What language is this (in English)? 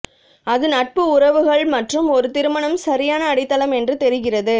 Tamil